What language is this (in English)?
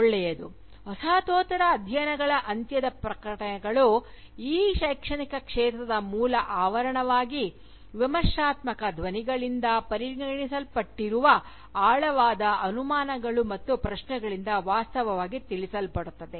Kannada